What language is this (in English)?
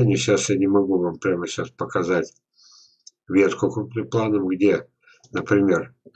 Russian